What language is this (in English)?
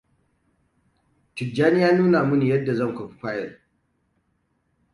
Hausa